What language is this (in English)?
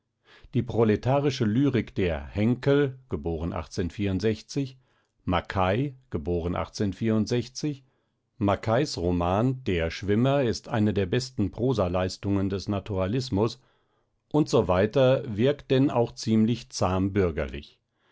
German